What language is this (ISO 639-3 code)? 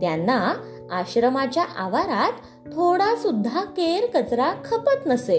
mar